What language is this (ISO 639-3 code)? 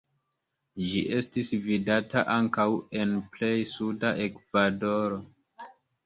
epo